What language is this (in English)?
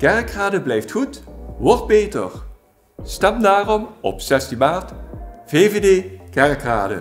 Dutch